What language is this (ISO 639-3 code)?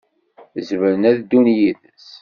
kab